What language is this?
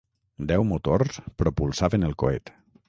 Catalan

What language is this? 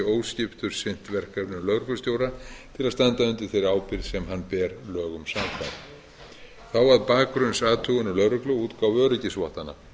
Icelandic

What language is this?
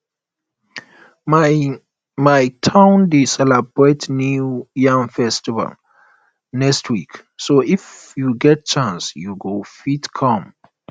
Nigerian Pidgin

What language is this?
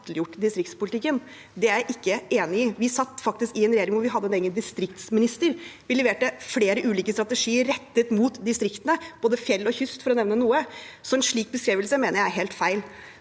Norwegian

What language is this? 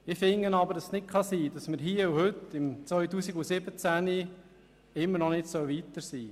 Swiss German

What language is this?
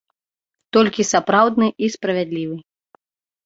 Belarusian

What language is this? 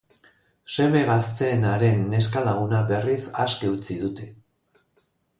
Basque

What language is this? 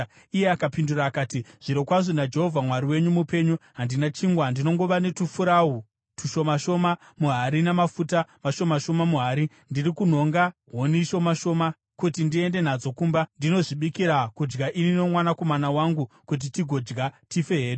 Shona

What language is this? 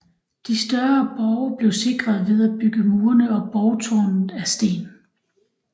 Danish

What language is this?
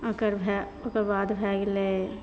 Maithili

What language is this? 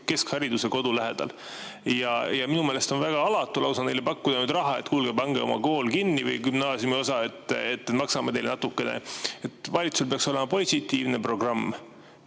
Estonian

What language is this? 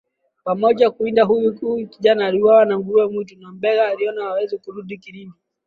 Swahili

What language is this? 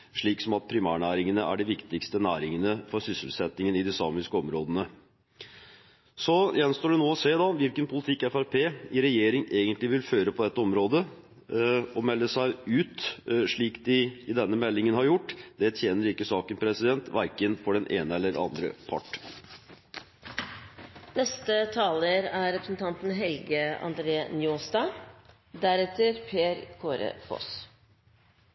Norwegian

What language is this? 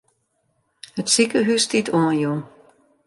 Western Frisian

